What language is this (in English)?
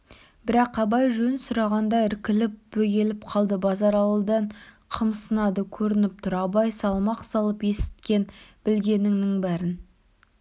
Kazakh